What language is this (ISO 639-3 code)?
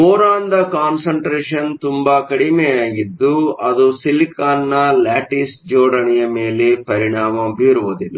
kan